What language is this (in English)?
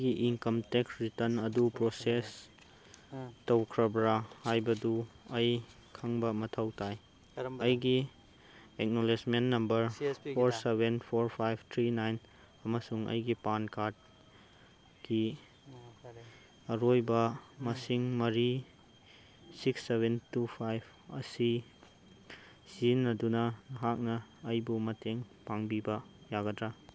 Manipuri